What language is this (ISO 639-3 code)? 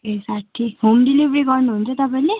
nep